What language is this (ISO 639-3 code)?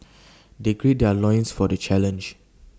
eng